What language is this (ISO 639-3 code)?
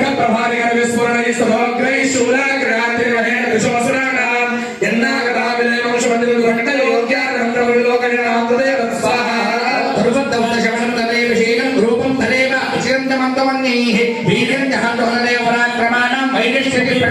ara